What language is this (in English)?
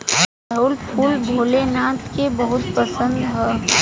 Bhojpuri